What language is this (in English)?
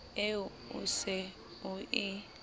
Southern Sotho